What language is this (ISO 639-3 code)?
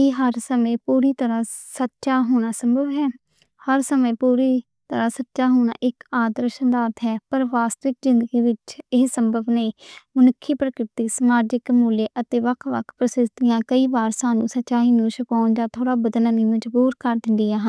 lah